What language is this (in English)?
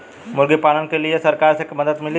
Bhojpuri